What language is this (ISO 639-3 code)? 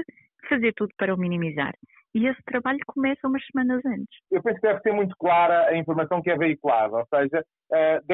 por